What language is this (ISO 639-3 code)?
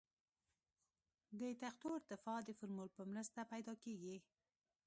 pus